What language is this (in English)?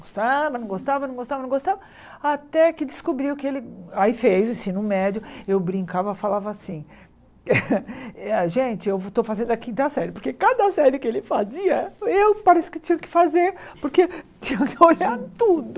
Portuguese